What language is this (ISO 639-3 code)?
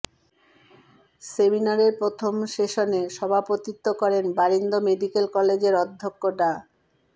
ben